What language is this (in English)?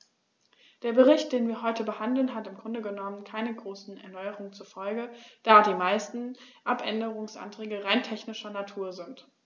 German